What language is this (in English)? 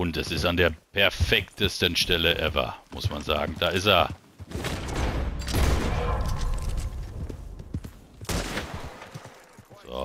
German